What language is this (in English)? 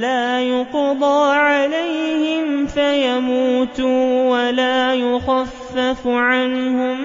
Arabic